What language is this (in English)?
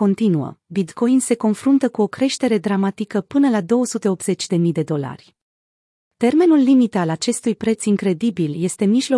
Romanian